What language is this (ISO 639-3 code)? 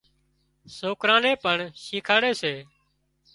kxp